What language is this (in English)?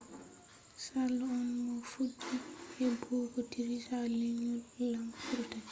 Fula